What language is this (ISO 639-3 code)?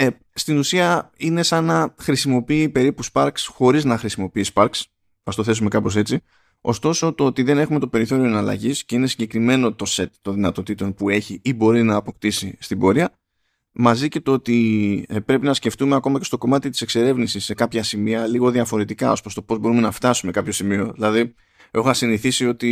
ell